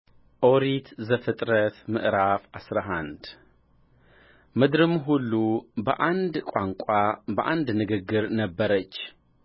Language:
Amharic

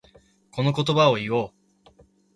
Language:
Japanese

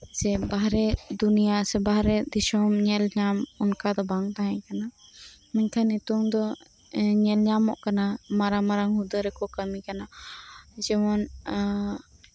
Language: Santali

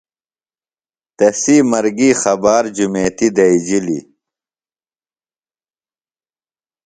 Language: Phalura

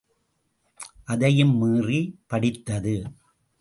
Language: Tamil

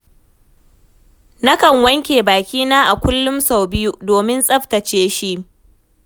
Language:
Hausa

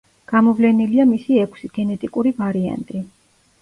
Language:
Georgian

